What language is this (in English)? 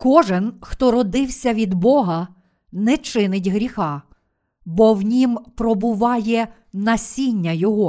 Ukrainian